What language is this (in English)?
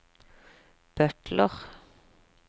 Norwegian